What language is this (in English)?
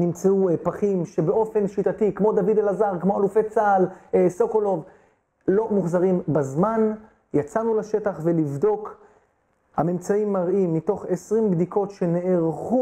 Hebrew